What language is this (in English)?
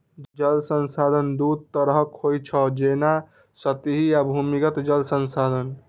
Maithili